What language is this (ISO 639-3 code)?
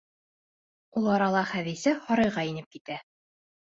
bak